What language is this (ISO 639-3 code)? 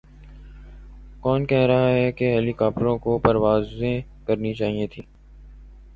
urd